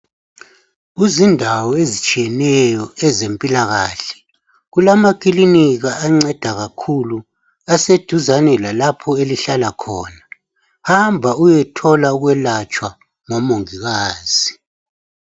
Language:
North Ndebele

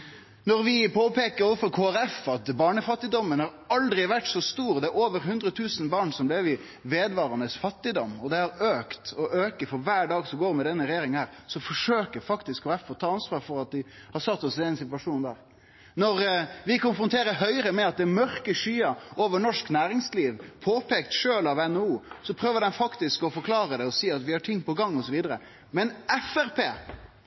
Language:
Norwegian Nynorsk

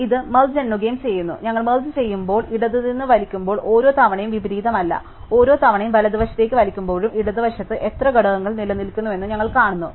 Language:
Malayalam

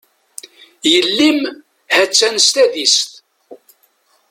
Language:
Kabyle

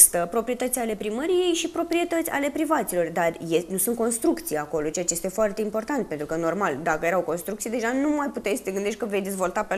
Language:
Romanian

